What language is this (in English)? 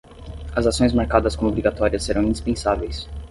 Portuguese